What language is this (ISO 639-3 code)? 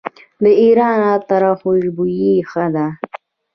pus